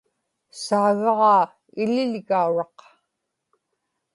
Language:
Inupiaq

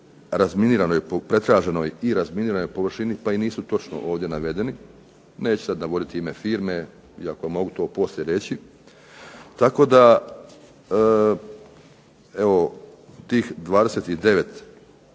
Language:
Croatian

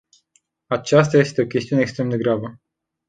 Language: Romanian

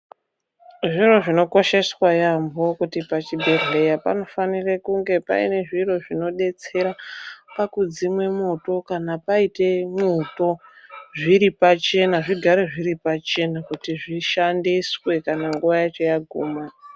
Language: Ndau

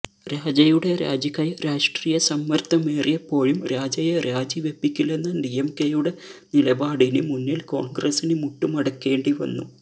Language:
Malayalam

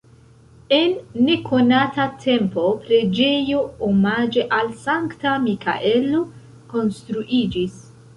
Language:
Esperanto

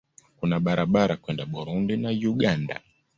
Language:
Swahili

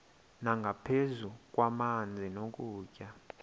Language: Xhosa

